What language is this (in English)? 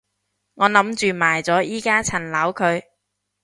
Cantonese